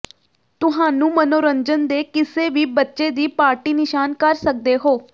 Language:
Punjabi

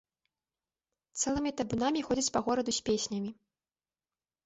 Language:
Belarusian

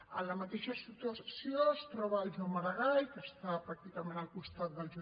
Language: Catalan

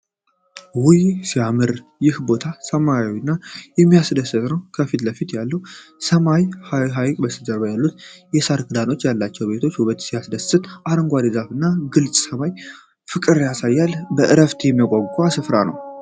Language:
Amharic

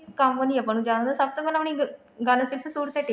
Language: Punjabi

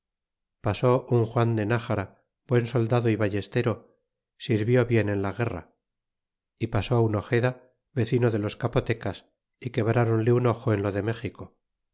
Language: Spanish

